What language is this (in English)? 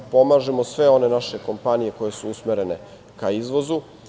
Serbian